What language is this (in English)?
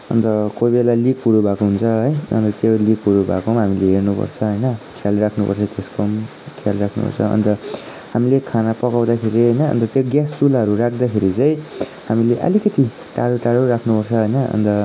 Nepali